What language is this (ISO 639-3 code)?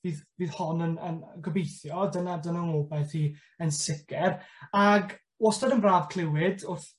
cym